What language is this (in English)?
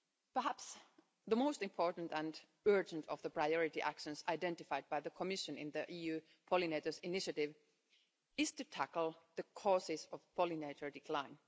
English